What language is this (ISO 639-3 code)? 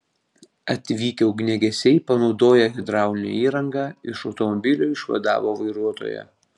lit